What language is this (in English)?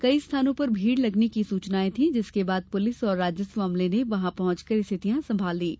Hindi